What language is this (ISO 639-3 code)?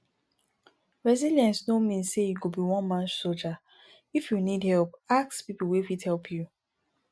pcm